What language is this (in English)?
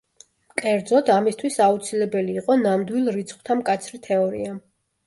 Georgian